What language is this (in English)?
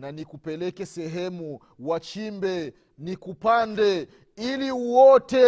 Swahili